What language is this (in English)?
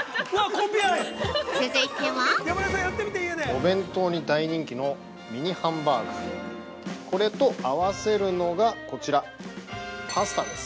Japanese